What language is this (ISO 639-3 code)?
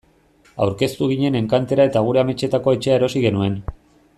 eus